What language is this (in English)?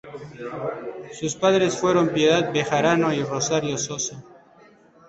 Spanish